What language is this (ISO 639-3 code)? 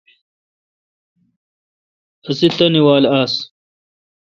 xka